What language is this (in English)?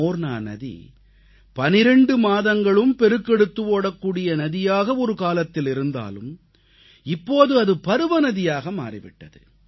Tamil